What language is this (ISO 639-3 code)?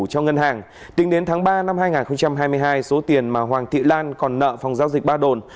vie